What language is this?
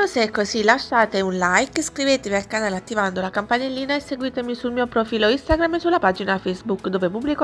Italian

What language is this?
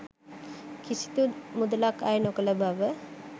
Sinhala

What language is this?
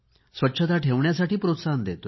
Marathi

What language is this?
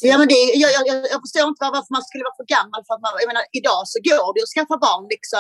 Swedish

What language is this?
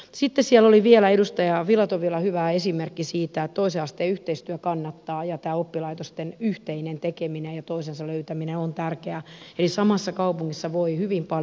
Finnish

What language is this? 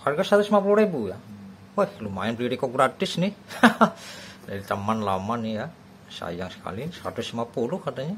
Indonesian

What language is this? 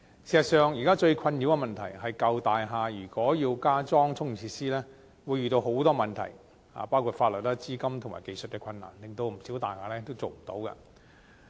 Cantonese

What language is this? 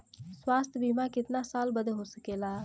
Bhojpuri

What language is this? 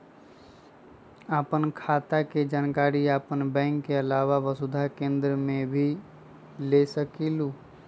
Magahi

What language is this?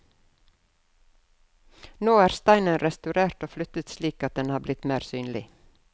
Norwegian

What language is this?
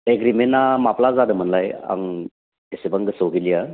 Bodo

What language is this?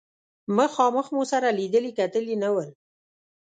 Pashto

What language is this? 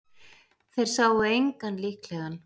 Icelandic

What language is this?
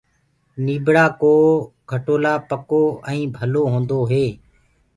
Gurgula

